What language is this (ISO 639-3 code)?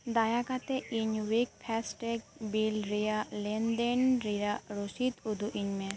sat